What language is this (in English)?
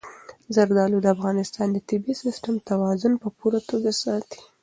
Pashto